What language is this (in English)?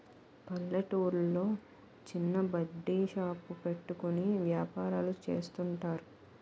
Telugu